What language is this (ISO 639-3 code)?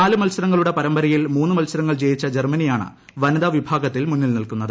mal